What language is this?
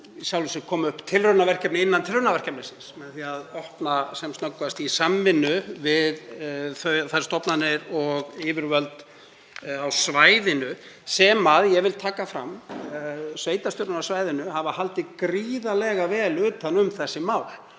Icelandic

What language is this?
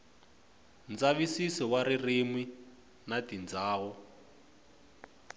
Tsonga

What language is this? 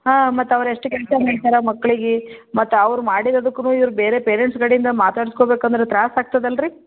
Kannada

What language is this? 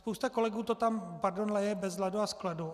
Czech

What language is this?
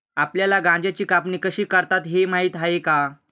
Marathi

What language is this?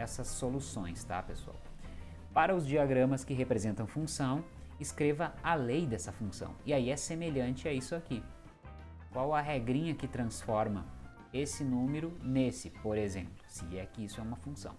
Portuguese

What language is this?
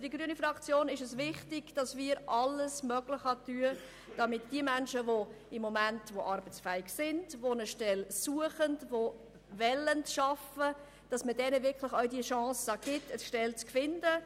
Swiss German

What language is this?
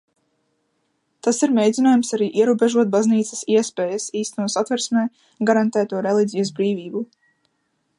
Latvian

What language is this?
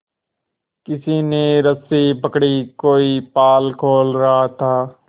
Hindi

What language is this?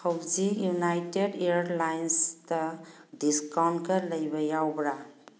Manipuri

